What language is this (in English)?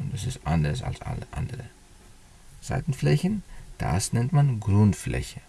German